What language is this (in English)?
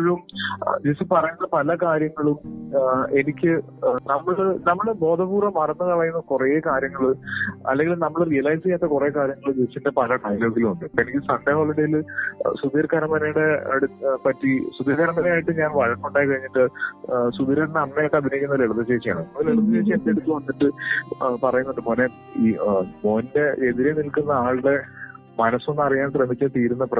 Malayalam